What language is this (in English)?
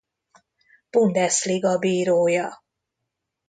Hungarian